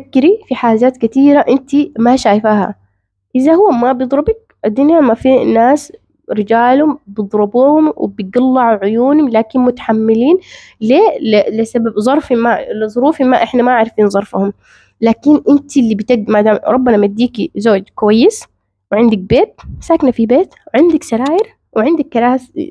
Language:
Arabic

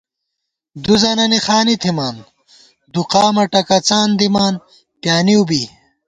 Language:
Gawar-Bati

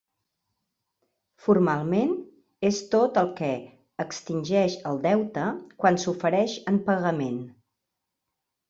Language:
Catalan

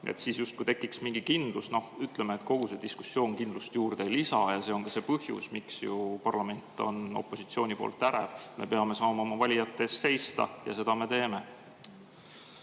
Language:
Estonian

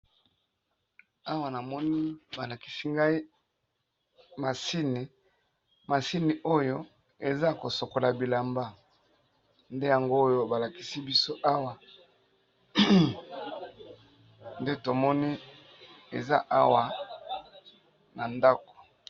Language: Lingala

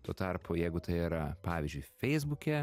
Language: Lithuanian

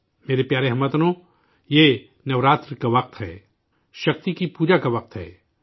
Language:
Urdu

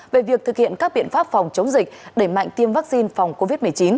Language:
Vietnamese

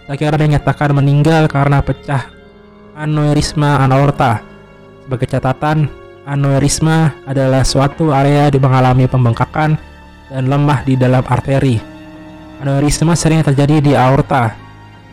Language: Indonesian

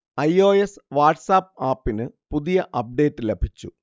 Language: Malayalam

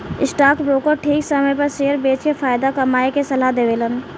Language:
Bhojpuri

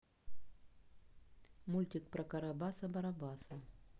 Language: Russian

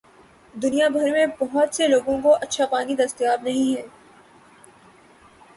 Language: Urdu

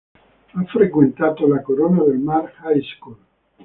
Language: Italian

